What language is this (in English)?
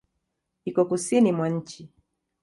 Swahili